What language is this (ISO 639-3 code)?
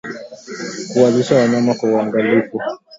swa